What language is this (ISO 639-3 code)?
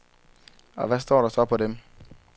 dan